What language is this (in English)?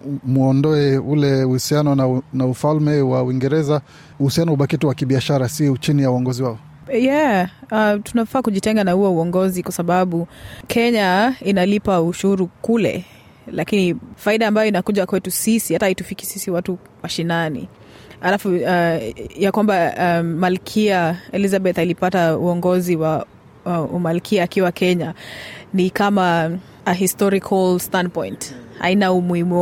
Swahili